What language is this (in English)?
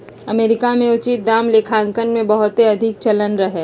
Magahi